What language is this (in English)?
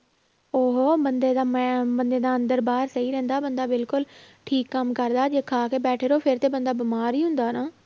Punjabi